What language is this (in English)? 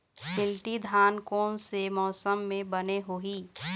Chhattisgarhi